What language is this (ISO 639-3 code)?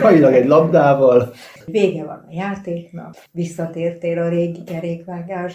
hun